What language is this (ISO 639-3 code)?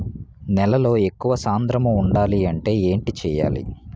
tel